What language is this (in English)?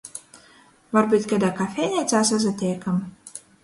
Latgalian